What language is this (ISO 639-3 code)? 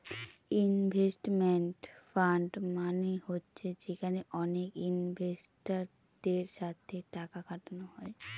ben